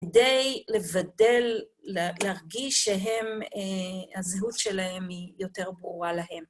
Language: Hebrew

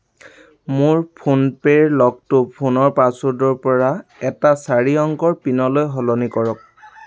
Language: Assamese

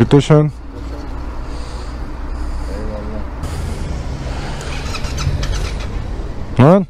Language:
Turkish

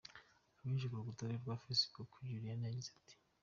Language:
Kinyarwanda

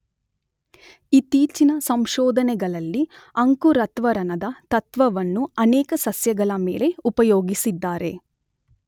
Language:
Kannada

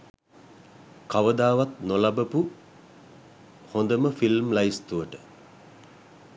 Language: Sinhala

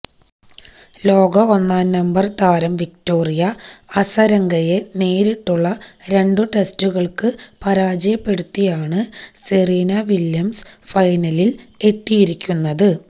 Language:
Malayalam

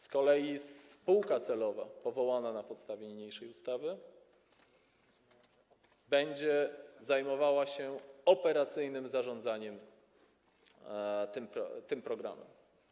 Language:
Polish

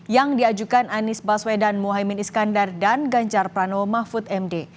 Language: Indonesian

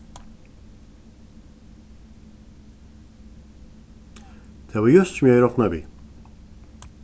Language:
Faroese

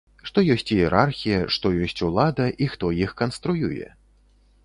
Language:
Belarusian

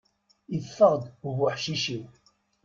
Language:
Kabyle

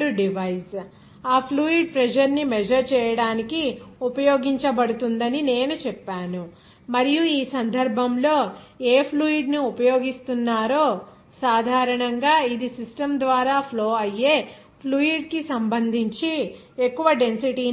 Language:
Telugu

